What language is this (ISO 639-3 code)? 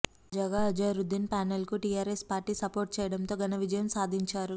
tel